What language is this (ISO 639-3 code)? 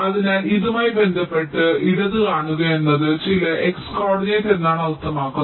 mal